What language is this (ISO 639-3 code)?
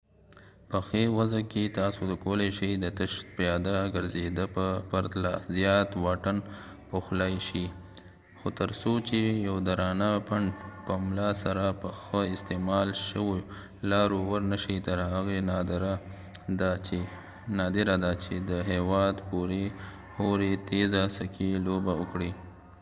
pus